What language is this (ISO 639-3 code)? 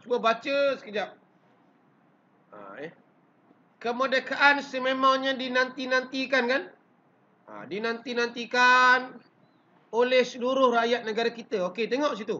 msa